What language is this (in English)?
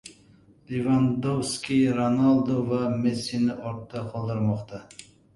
Uzbek